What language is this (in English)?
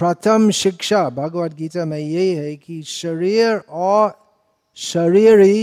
Hindi